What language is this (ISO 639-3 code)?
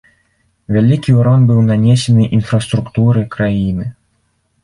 bel